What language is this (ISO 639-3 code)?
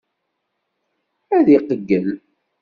kab